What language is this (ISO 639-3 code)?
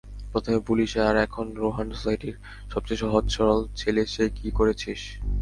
ben